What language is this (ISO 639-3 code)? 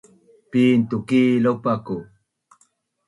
bnn